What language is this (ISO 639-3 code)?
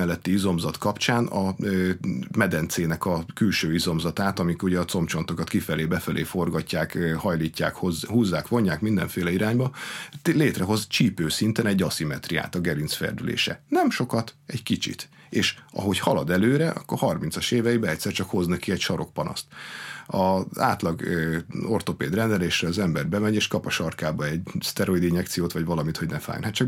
hun